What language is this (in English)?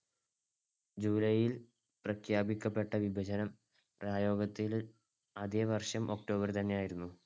Malayalam